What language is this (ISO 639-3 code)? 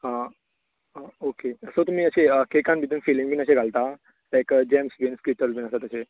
kok